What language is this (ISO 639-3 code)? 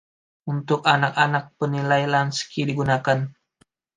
ind